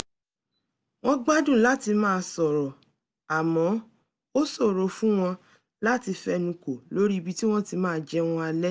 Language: Yoruba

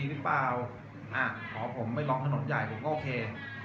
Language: Thai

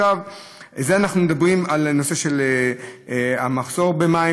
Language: Hebrew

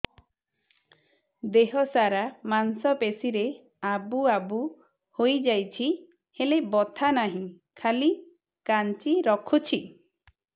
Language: Odia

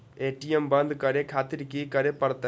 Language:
Maithili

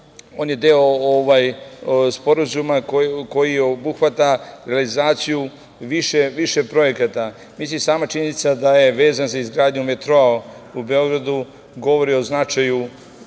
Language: Serbian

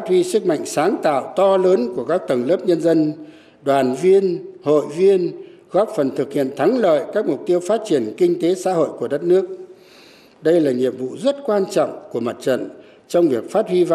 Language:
Vietnamese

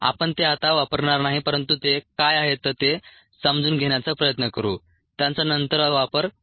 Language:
Marathi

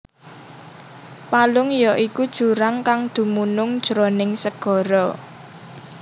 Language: Javanese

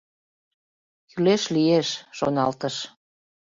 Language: Mari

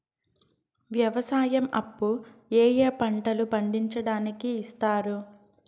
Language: Telugu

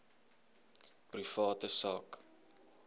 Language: Afrikaans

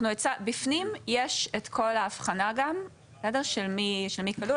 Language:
Hebrew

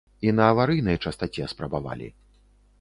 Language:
Belarusian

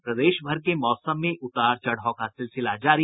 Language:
Hindi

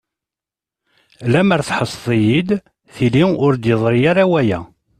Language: Kabyle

